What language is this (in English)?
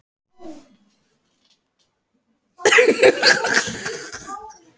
Icelandic